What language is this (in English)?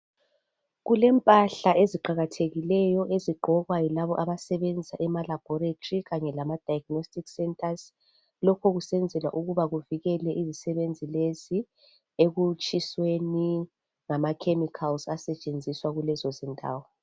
North Ndebele